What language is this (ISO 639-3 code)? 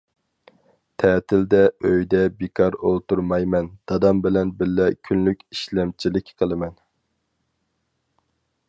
uig